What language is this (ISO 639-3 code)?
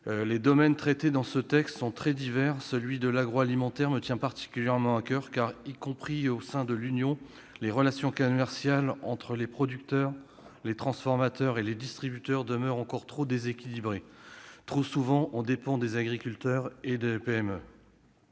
fra